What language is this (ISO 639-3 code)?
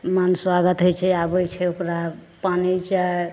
mai